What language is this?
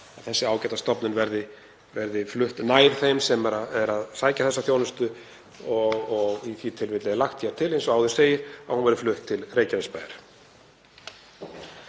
Icelandic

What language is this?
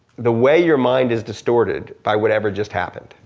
English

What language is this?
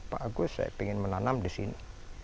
Indonesian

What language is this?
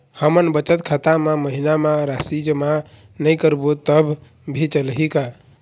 Chhattisgarhi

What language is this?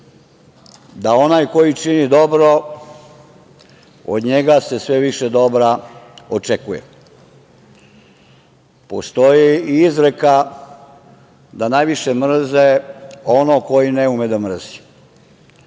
Serbian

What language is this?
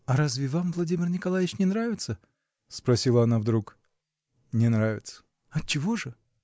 Russian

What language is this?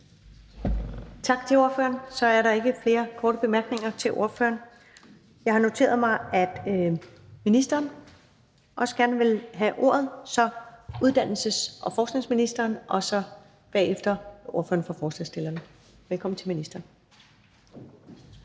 Danish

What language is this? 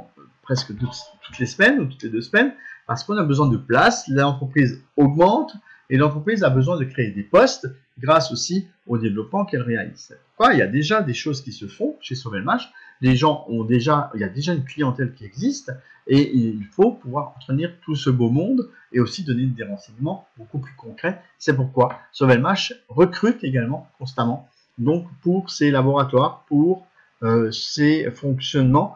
French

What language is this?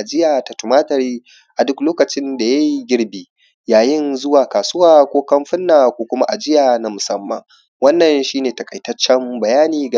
Hausa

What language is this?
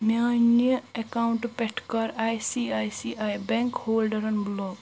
Kashmiri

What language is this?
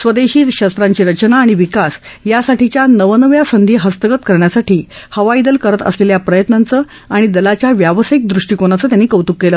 Marathi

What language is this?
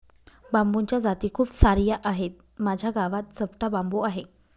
Marathi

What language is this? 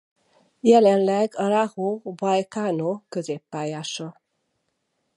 Hungarian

